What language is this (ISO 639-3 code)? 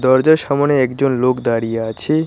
ben